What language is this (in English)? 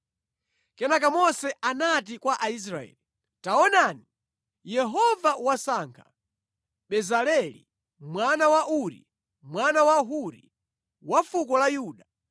Nyanja